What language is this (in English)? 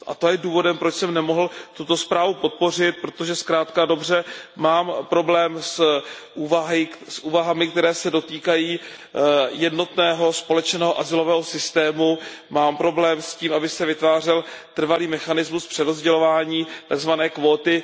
Czech